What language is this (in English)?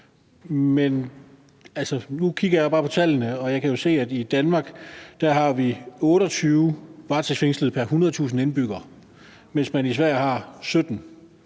Danish